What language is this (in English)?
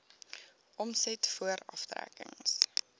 Afrikaans